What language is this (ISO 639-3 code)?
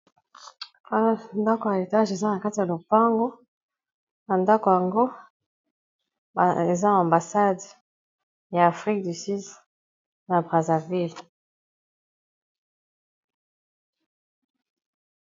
lin